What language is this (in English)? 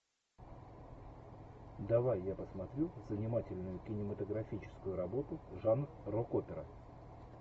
Russian